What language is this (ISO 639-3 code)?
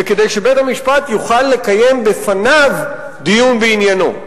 heb